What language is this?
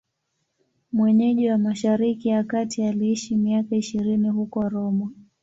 Swahili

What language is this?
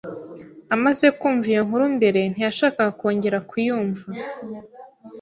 Kinyarwanda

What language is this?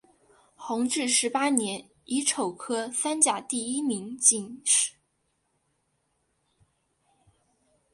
Chinese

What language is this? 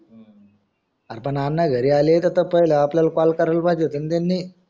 Marathi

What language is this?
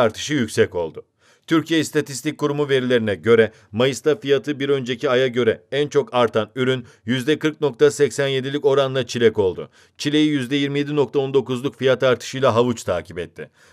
Turkish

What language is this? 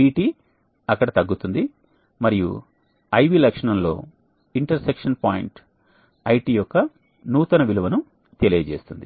Telugu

